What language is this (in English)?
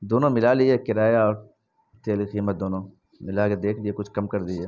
Urdu